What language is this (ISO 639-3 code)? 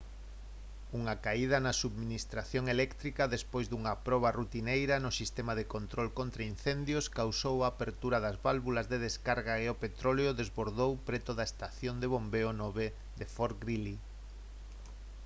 glg